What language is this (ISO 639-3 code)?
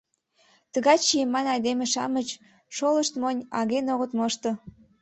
chm